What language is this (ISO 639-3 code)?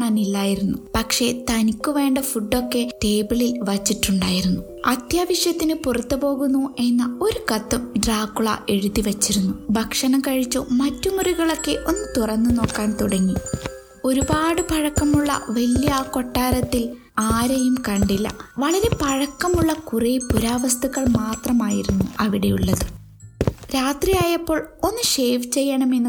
mal